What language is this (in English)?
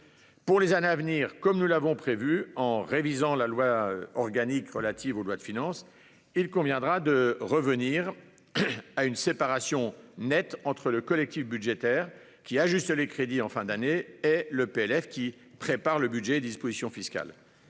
French